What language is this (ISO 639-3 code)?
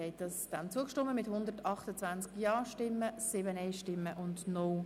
gsw